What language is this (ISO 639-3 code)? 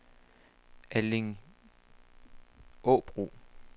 dan